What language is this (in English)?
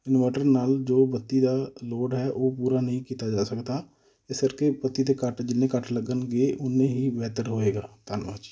Punjabi